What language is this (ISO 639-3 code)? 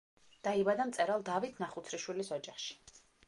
kat